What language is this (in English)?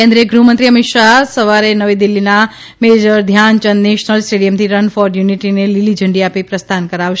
Gujarati